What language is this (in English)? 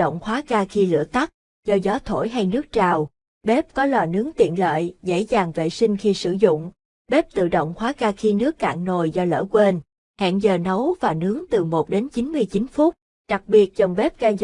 Vietnamese